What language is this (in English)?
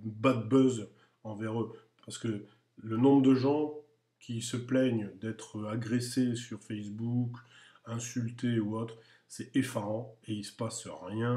French